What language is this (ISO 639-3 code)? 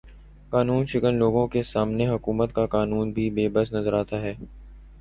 urd